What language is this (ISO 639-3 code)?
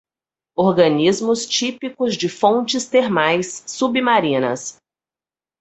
por